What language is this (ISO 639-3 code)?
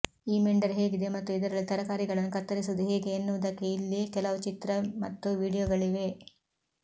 kan